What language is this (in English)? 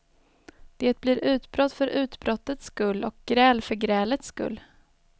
Swedish